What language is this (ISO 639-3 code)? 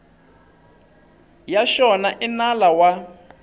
tso